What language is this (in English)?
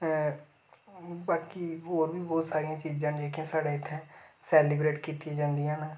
Dogri